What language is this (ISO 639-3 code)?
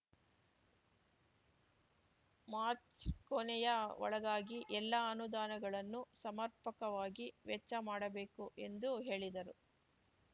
kan